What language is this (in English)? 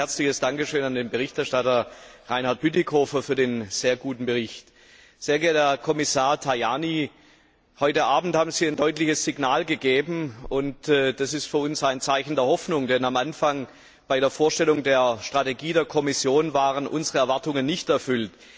German